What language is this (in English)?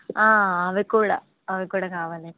Telugu